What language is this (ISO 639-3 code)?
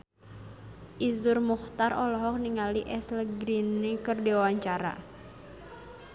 sun